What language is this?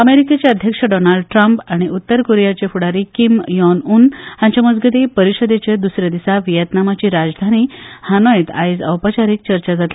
Konkani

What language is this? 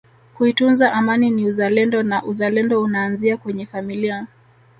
Swahili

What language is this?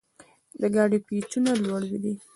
Pashto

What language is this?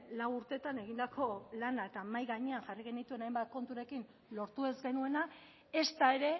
Basque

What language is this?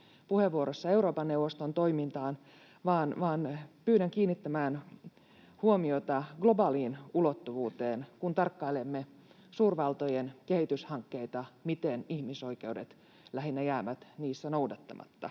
Finnish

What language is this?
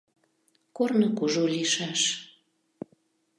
Mari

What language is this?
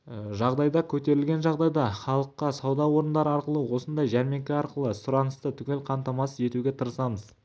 Kazakh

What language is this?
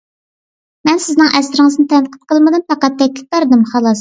Uyghur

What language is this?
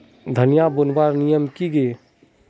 Magahi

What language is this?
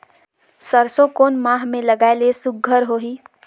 Chhattisgarhi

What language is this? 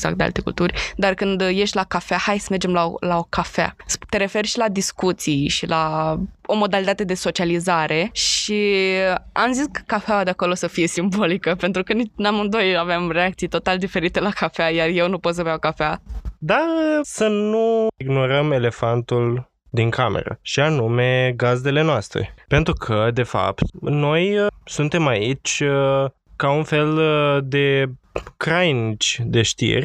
Romanian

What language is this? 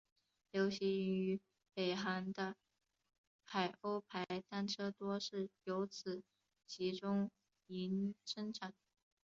Chinese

